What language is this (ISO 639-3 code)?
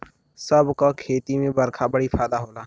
bho